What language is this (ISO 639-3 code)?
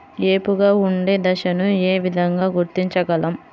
tel